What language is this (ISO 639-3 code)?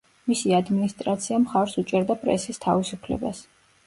kat